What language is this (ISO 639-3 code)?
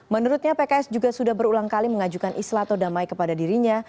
ind